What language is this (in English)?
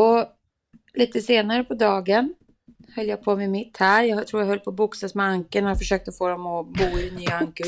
Swedish